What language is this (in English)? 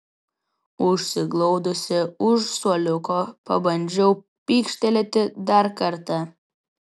Lithuanian